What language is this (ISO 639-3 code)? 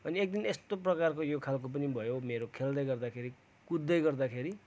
nep